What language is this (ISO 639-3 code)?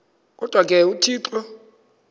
xho